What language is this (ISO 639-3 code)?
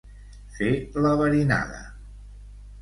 cat